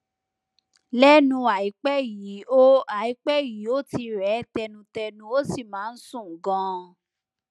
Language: Yoruba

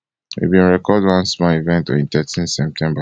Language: Nigerian Pidgin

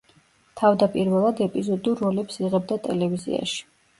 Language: Georgian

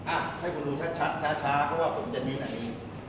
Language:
Thai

